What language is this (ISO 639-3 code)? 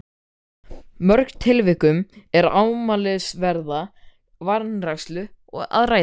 isl